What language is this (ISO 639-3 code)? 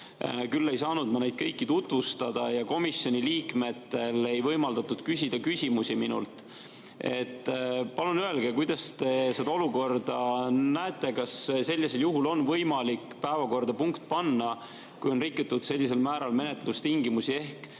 est